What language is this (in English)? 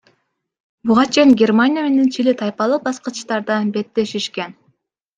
Kyrgyz